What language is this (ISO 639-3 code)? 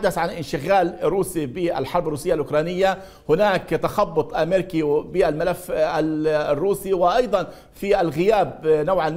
ara